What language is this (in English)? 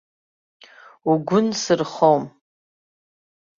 Abkhazian